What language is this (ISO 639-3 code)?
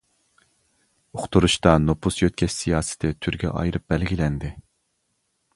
uig